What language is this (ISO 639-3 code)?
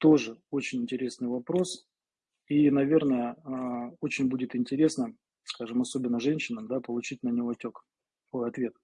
rus